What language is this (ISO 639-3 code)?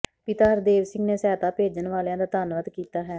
pan